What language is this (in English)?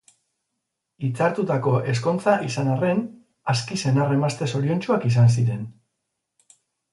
Basque